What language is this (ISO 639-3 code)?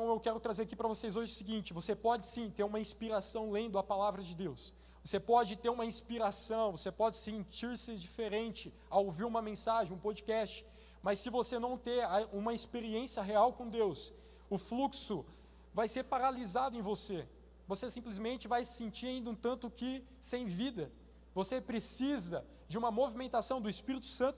por